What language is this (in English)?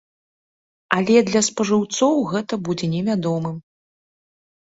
Belarusian